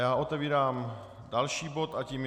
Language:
Czech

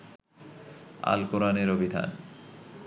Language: Bangla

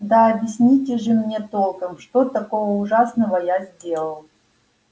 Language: Russian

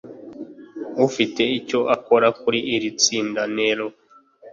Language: Kinyarwanda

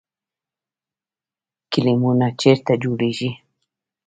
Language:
Pashto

